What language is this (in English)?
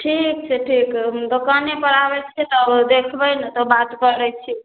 Maithili